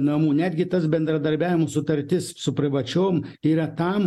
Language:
Lithuanian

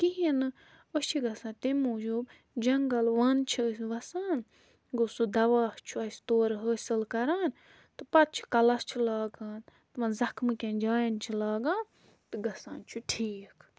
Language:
Kashmiri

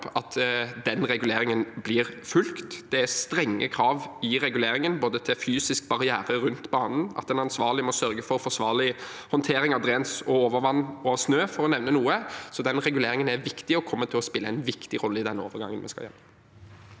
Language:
Norwegian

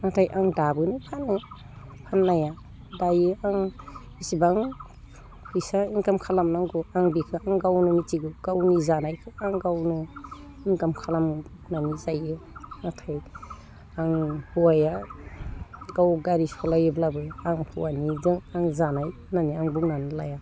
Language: Bodo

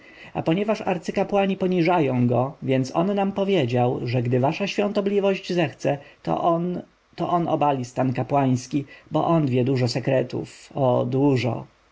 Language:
Polish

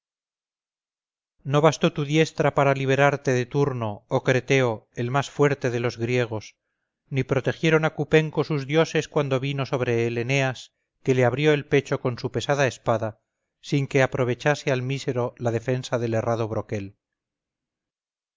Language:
Spanish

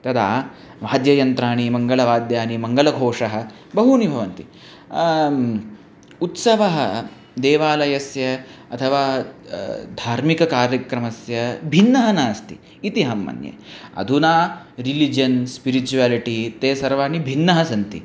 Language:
Sanskrit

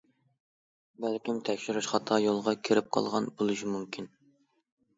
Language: Uyghur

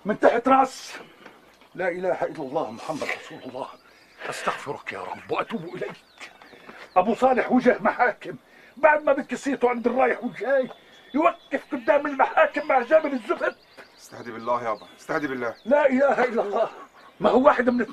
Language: Arabic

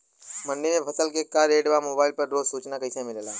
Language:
Bhojpuri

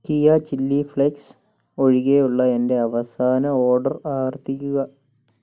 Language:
Malayalam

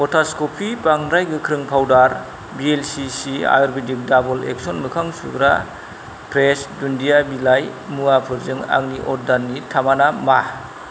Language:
Bodo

